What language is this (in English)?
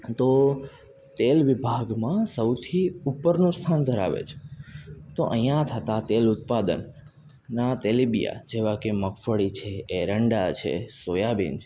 Gujarati